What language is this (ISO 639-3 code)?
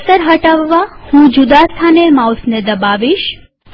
guj